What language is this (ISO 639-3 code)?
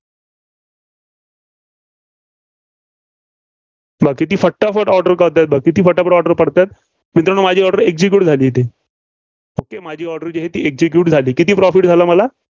mar